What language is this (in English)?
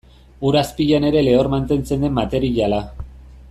Basque